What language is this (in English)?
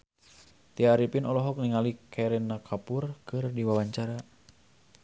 Sundanese